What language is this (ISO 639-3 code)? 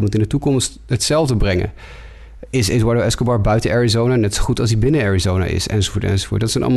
nld